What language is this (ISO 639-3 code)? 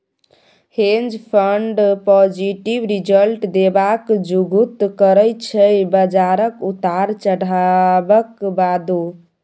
mai